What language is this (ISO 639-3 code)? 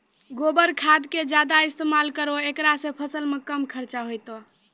mai